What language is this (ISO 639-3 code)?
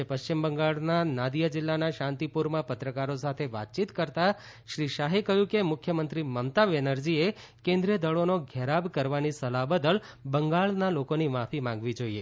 guj